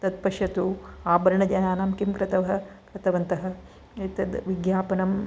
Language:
Sanskrit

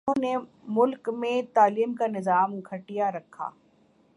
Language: Urdu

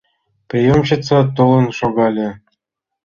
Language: Mari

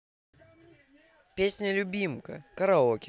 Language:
Russian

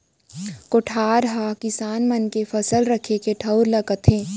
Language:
Chhattisgarhi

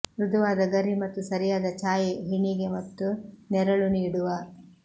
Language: Kannada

